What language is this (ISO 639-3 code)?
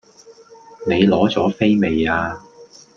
yue